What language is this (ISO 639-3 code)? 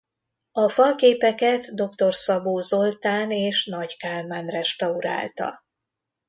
hun